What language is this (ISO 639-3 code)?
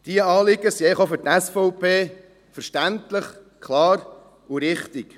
gsw